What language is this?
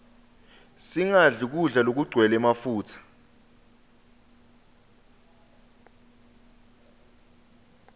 Swati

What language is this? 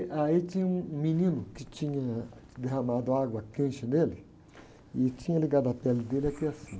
Portuguese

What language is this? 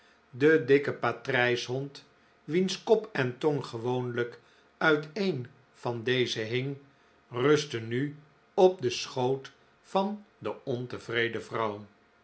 Dutch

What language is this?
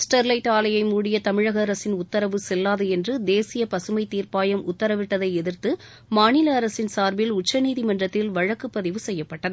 Tamil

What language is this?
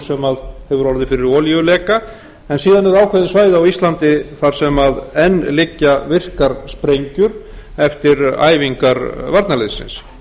Icelandic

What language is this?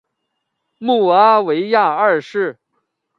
Chinese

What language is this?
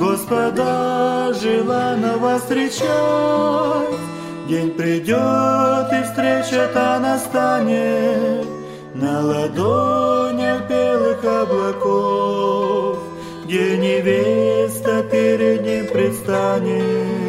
Russian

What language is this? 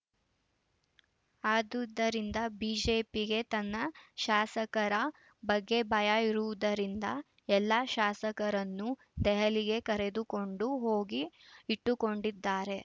Kannada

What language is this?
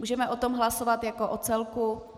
Czech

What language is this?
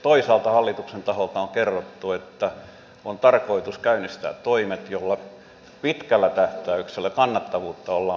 Finnish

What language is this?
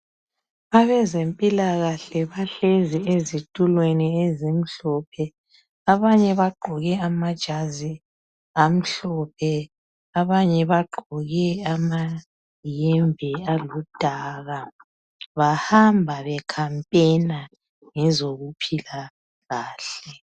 North Ndebele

